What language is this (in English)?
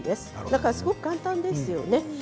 Japanese